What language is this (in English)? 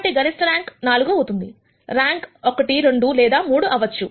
Telugu